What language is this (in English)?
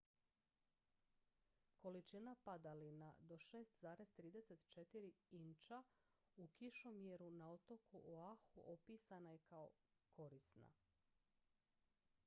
Croatian